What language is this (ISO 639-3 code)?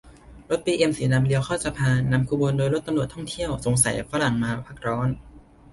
tha